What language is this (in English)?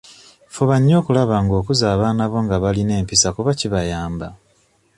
Ganda